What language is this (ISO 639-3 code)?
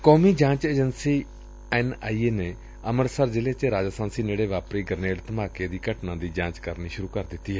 pan